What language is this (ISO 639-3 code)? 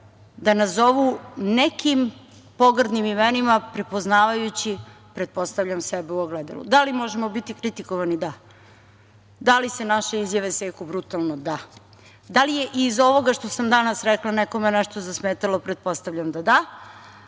srp